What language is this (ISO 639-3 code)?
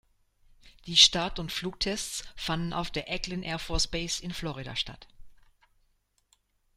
deu